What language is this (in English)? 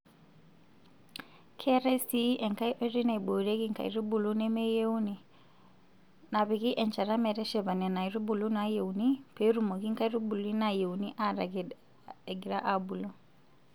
Masai